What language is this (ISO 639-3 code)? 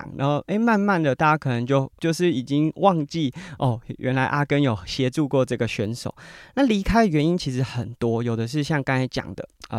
zho